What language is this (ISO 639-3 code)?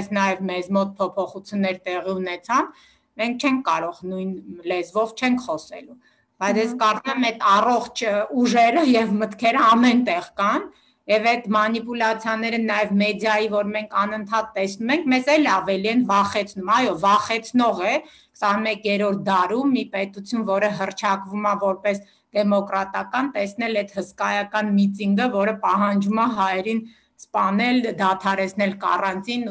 ron